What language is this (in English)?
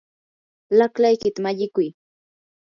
Yanahuanca Pasco Quechua